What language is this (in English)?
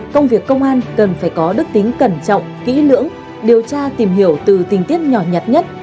Vietnamese